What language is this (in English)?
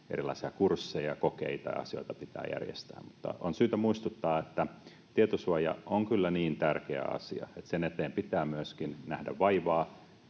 Finnish